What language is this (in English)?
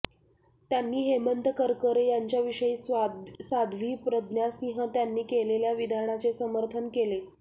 Marathi